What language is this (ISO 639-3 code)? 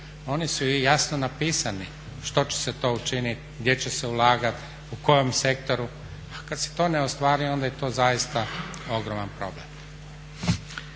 hrv